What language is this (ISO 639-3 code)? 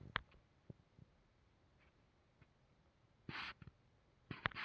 kan